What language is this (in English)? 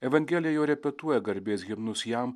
Lithuanian